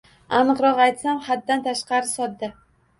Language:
Uzbek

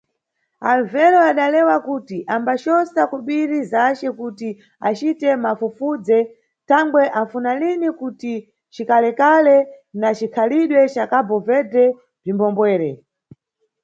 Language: Nyungwe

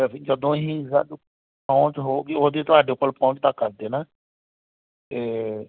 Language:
Punjabi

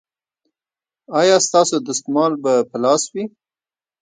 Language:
Pashto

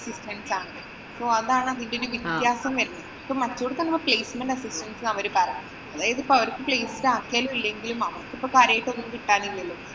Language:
Malayalam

